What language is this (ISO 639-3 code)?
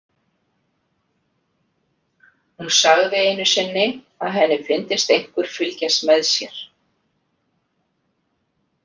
isl